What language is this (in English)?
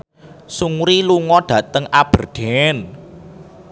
Javanese